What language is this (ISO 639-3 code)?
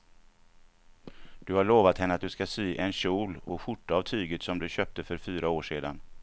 swe